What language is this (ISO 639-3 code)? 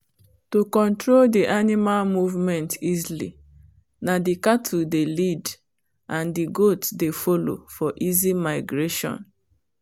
pcm